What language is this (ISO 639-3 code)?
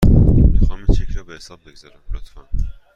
fas